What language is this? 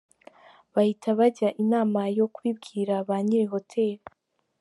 Kinyarwanda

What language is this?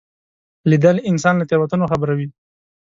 Pashto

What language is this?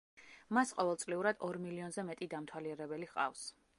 Georgian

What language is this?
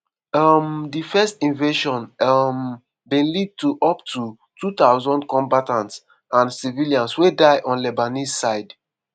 Nigerian Pidgin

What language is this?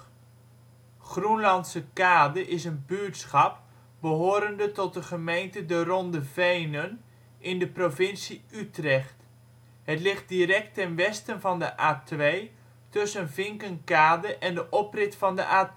Dutch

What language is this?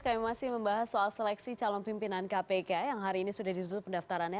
Indonesian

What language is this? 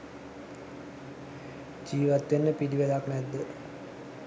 Sinhala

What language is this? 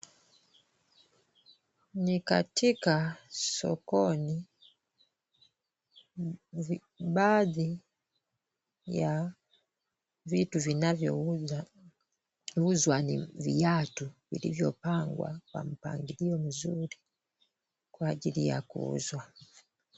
Swahili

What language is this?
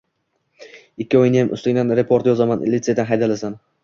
Uzbek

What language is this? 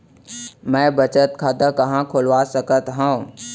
Chhattisgarhi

